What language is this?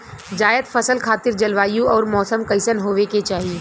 Bhojpuri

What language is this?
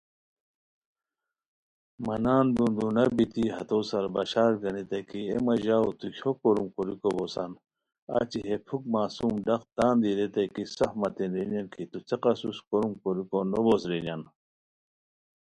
Khowar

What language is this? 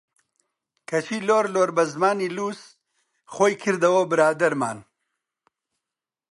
Central Kurdish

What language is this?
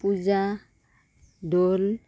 Assamese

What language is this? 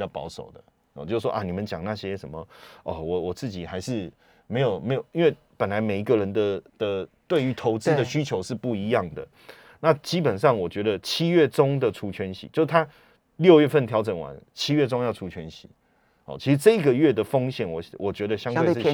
Chinese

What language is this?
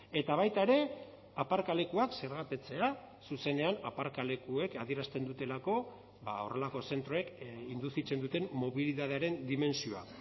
Basque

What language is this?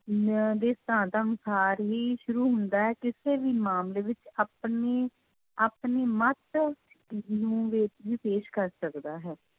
Punjabi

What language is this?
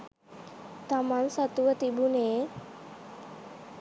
Sinhala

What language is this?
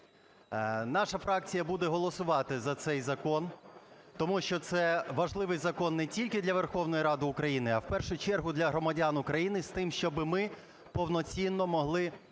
Ukrainian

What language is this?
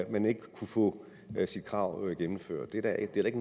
Danish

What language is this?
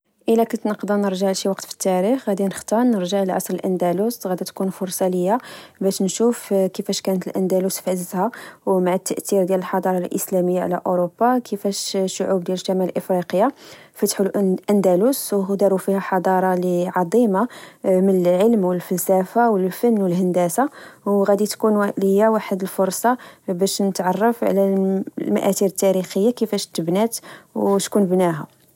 Moroccan Arabic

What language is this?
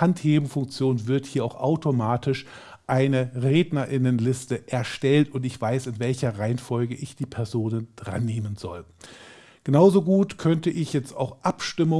German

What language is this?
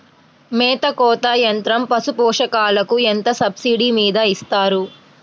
Telugu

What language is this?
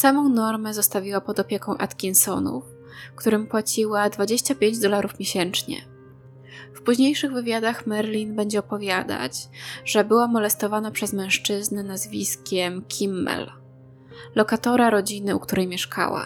Polish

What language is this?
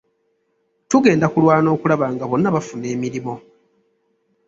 Ganda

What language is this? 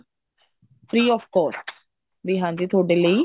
Punjabi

